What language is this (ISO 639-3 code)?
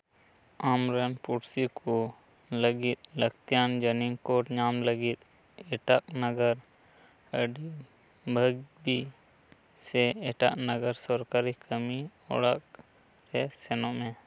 sat